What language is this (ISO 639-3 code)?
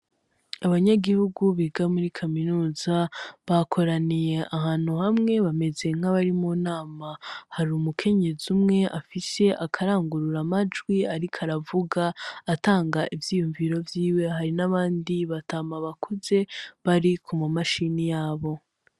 run